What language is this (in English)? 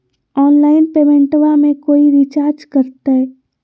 Magahi